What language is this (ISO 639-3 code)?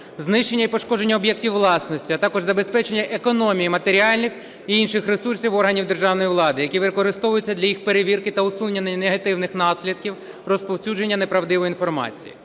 ukr